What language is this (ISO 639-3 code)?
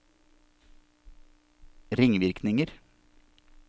nor